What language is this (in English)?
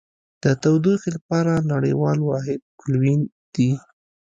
Pashto